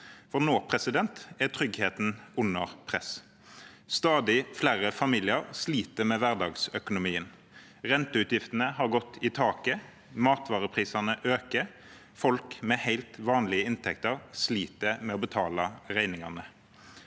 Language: Norwegian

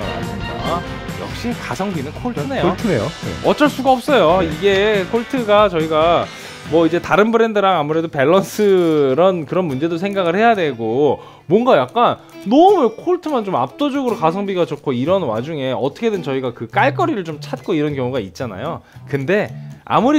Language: Korean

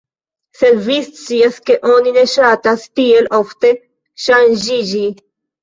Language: Esperanto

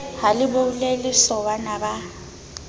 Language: Southern Sotho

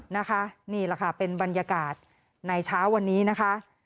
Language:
Thai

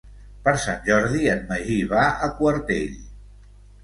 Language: Catalan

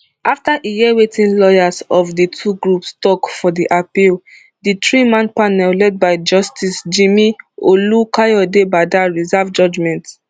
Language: Nigerian Pidgin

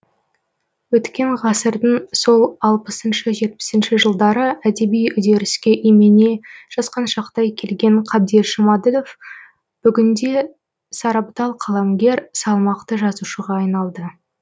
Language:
Kazakh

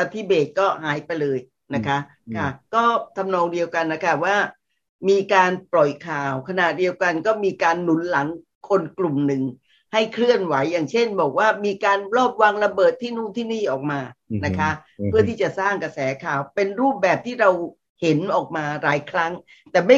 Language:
Thai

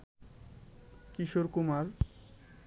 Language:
Bangla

